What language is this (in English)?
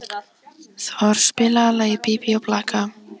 Icelandic